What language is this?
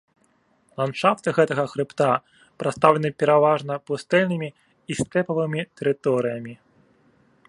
Belarusian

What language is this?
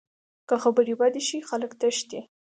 Pashto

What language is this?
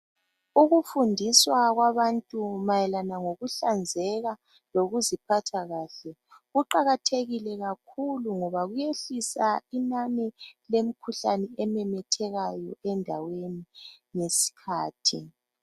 North Ndebele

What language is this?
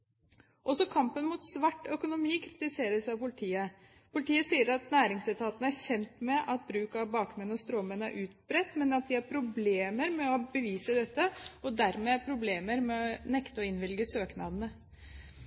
Norwegian Bokmål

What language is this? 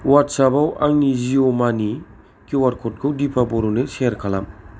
Bodo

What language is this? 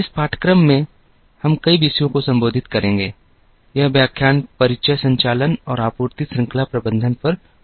Hindi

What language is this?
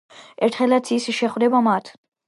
Georgian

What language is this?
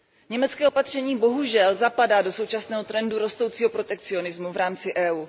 Czech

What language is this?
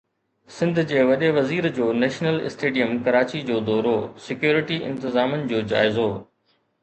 Sindhi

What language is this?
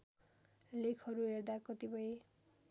Nepali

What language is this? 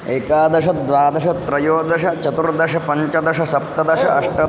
Sanskrit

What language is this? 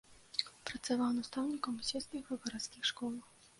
Belarusian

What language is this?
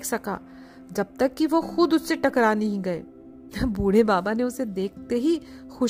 Hindi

